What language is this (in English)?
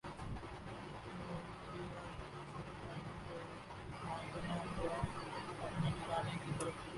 Urdu